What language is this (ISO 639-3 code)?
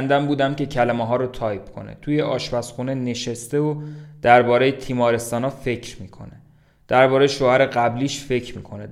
fas